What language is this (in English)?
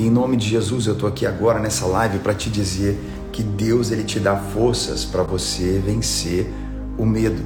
Portuguese